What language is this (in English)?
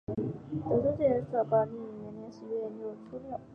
Chinese